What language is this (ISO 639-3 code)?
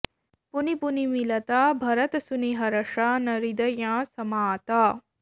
san